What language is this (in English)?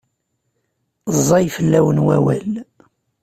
Kabyle